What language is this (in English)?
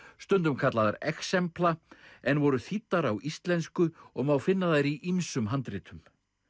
Icelandic